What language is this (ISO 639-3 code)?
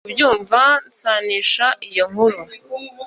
kin